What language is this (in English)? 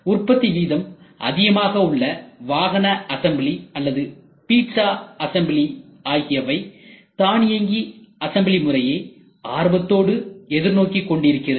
Tamil